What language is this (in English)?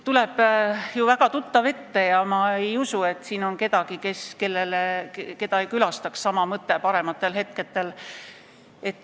Estonian